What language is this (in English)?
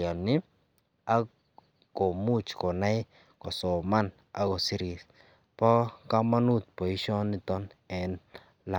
Kalenjin